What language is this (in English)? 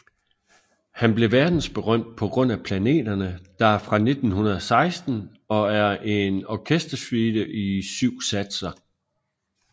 Danish